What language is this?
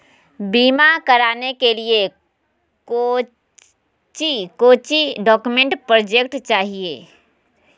Magahi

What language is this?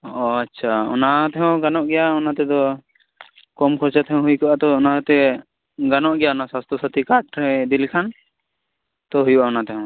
Santali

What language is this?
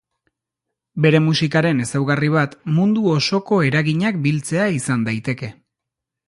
Basque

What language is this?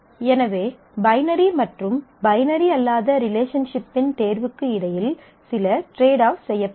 Tamil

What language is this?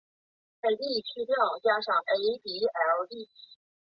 Chinese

